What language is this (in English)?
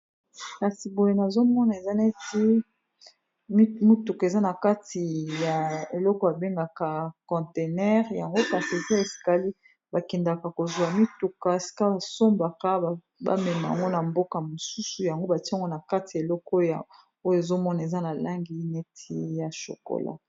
Lingala